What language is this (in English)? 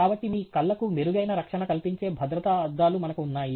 Telugu